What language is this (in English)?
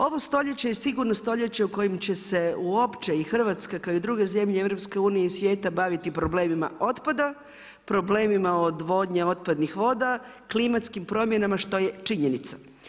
Croatian